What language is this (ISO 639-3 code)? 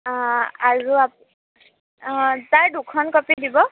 asm